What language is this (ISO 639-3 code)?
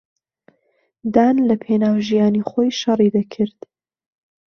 ckb